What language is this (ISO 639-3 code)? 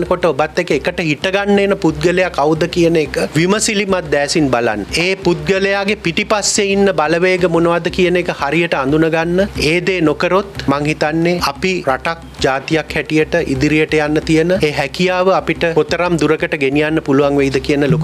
ron